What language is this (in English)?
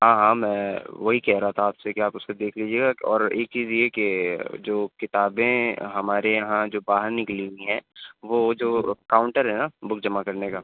Urdu